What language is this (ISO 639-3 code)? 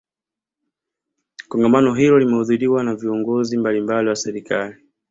swa